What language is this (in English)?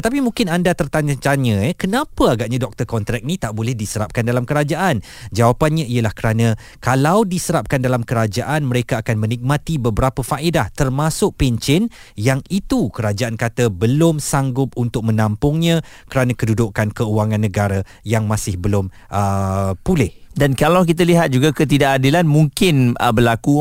Malay